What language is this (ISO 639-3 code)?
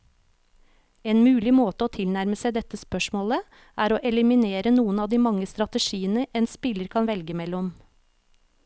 nor